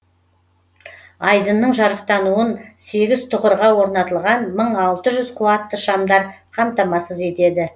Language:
Kazakh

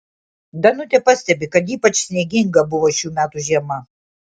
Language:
Lithuanian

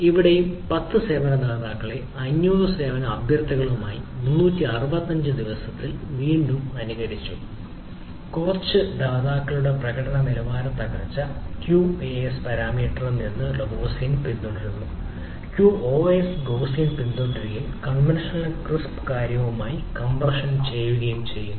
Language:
Malayalam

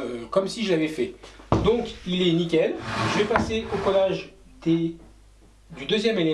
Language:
French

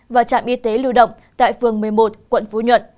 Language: Vietnamese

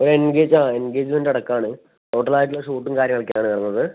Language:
Malayalam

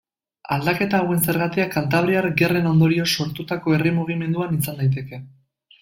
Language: Basque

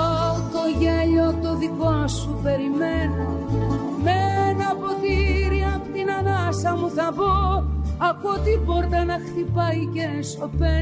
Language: Greek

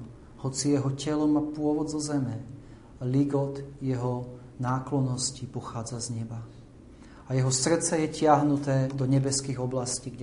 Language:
Slovak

